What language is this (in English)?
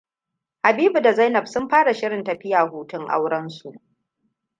Hausa